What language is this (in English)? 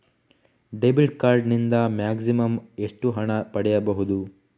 Kannada